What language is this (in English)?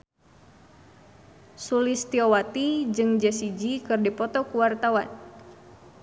Sundanese